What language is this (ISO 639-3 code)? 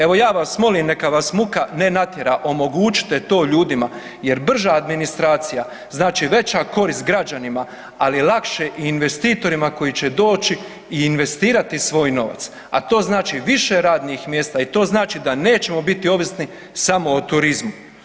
hrv